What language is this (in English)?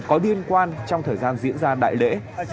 Vietnamese